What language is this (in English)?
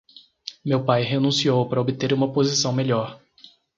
Portuguese